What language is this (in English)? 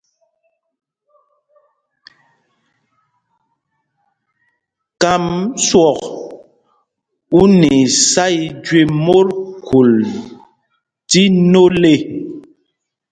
Mpumpong